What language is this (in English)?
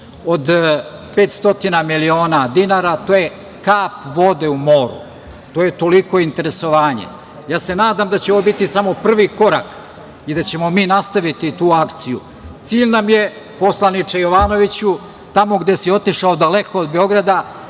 Serbian